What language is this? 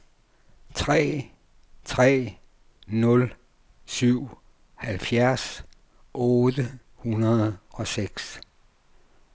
Danish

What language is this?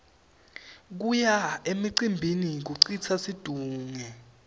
Swati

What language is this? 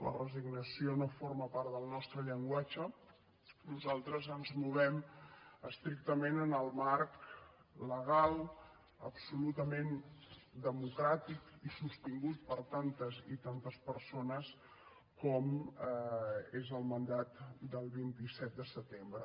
Catalan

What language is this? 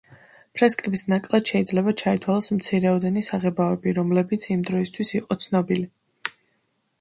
Georgian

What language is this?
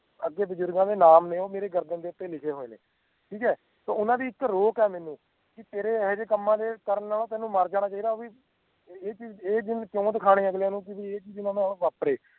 Punjabi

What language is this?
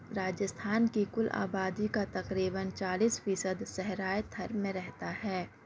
Urdu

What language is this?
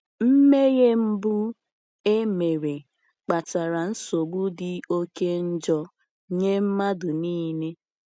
Igbo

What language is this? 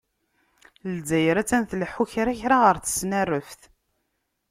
Kabyle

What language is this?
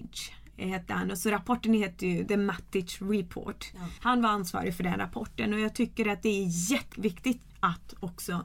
Swedish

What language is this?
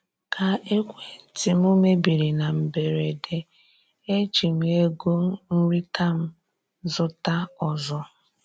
Igbo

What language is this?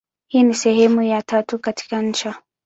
Swahili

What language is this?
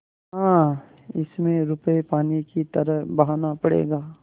Hindi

